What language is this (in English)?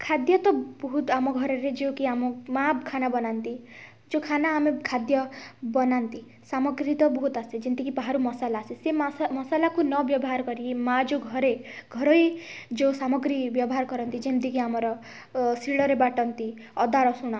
Odia